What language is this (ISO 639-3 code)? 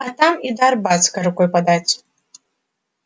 rus